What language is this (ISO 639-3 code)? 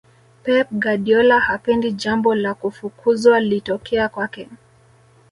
swa